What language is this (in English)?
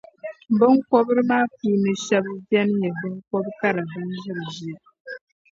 Dagbani